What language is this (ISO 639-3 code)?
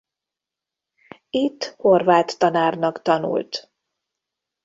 hun